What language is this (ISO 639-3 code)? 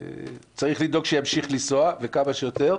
heb